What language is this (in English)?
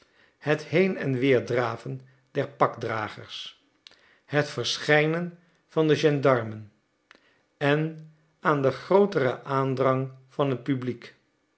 Dutch